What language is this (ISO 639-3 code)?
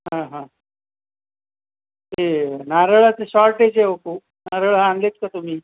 mar